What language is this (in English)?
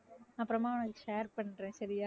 Tamil